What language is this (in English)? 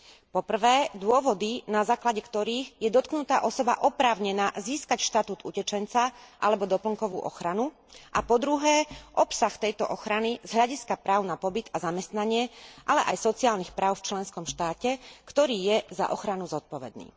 Slovak